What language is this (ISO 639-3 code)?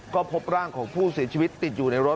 tha